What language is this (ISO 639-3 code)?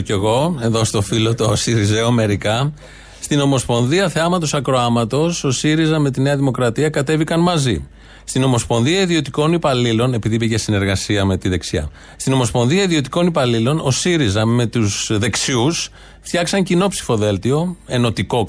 ell